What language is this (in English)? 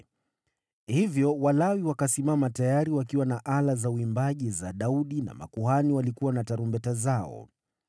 Swahili